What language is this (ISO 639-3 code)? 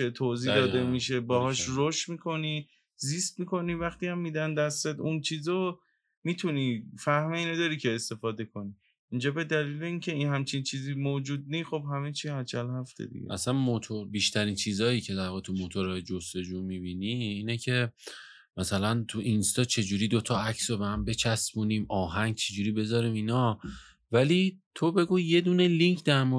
fas